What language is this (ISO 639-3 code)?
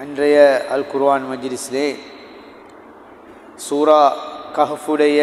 ara